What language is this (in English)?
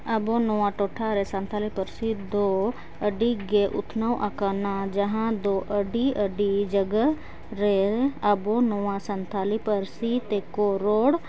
Santali